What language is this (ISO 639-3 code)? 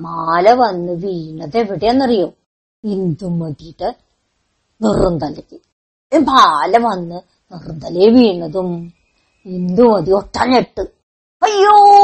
mal